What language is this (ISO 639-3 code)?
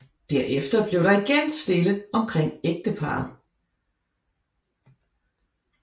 dan